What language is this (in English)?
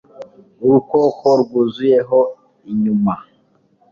Kinyarwanda